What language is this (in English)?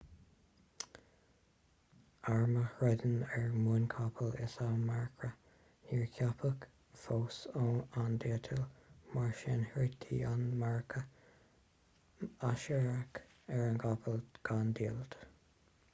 Irish